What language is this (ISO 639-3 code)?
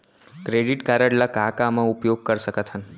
hne